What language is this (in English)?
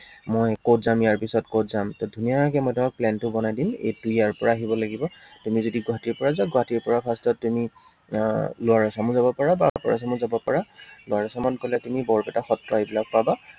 Assamese